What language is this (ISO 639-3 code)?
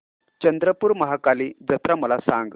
mar